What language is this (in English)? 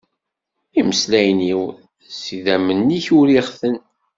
Kabyle